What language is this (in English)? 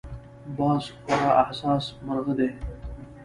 Pashto